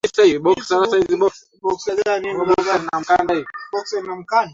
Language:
Swahili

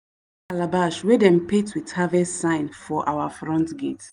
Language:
Nigerian Pidgin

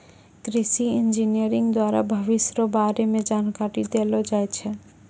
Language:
Maithili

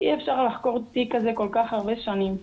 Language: Hebrew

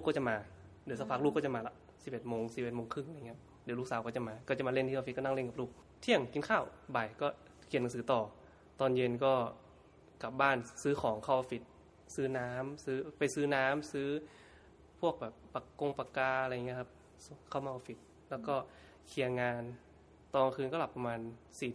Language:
Thai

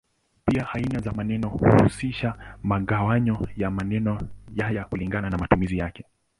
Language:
Swahili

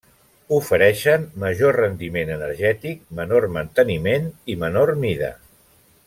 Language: Catalan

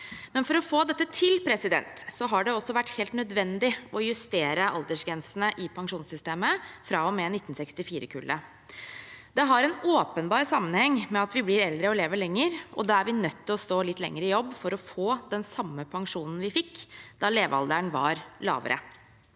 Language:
Norwegian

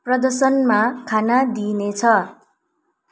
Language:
Nepali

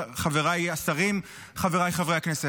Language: Hebrew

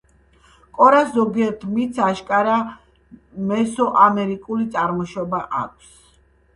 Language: Georgian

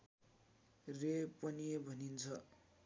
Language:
Nepali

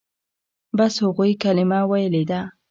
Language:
Pashto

